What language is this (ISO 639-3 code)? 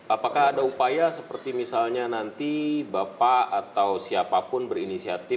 ind